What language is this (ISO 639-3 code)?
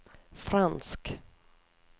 nor